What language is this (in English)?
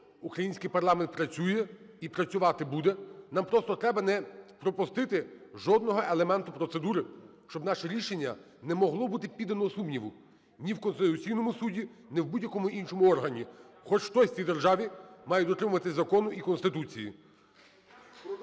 Ukrainian